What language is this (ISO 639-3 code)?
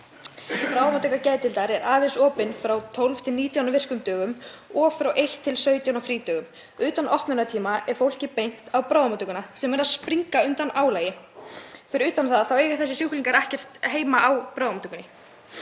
isl